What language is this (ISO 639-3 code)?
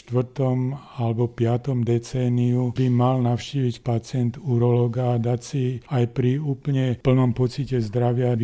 slk